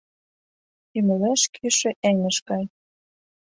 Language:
Mari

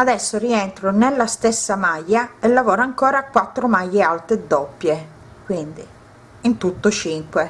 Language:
Italian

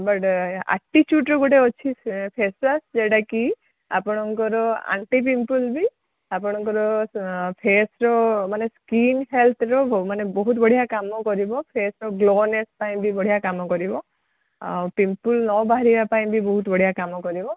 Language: Odia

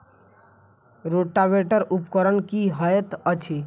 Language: Maithili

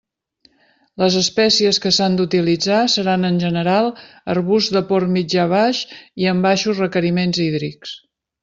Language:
Catalan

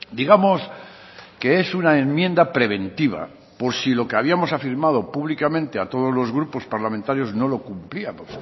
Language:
Spanish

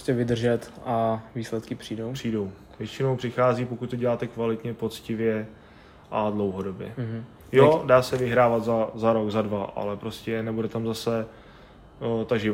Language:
Czech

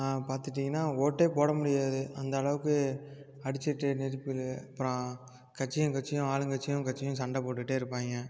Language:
Tamil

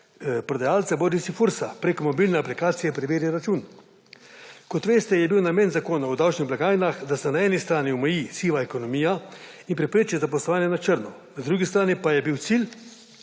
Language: Slovenian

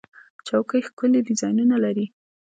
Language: Pashto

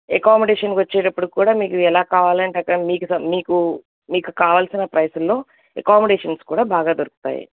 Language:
Telugu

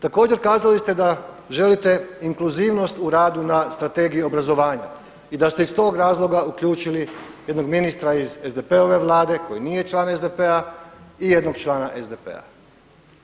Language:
Croatian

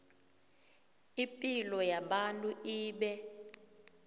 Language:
South Ndebele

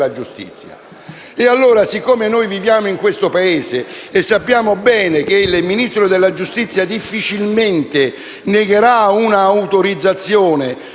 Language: Italian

